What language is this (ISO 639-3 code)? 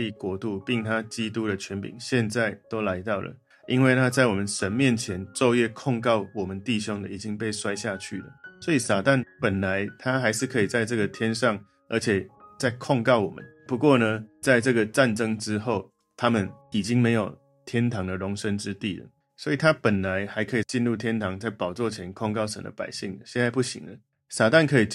zho